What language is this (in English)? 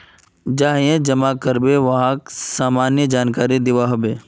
Magahi